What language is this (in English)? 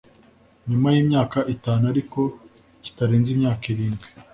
Kinyarwanda